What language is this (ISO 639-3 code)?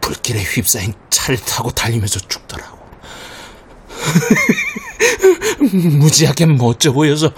kor